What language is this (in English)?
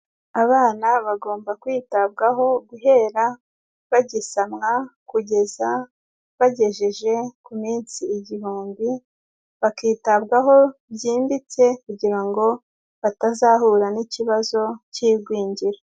Kinyarwanda